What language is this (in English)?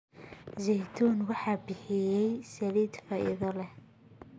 Somali